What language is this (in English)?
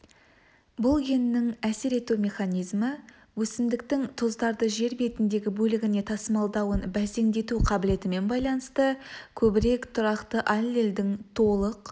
Kazakh